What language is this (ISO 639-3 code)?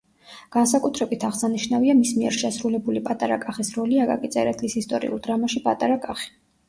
kat